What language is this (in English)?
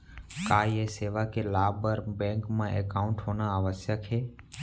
Chhattisgarhi